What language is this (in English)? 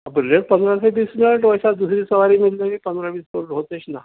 Urdu